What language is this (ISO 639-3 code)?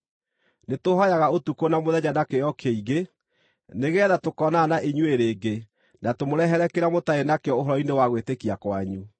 kik